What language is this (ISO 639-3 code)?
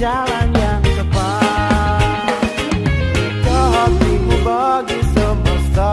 ind